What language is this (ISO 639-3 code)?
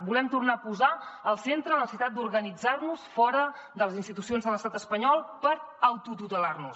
cat